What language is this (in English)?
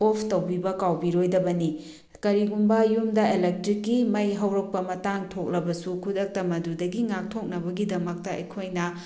Manipuri